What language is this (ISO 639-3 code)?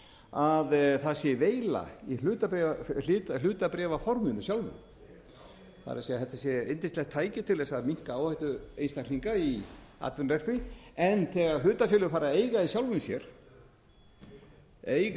isl